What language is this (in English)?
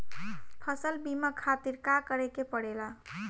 Bhojpuri